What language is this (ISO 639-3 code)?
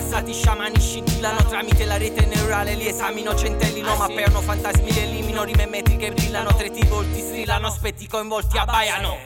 ita